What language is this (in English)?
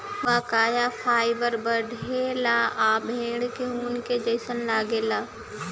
Bhojpuri